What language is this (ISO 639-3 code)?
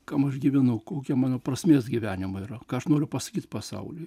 lit